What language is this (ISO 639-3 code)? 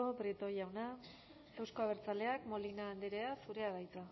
eus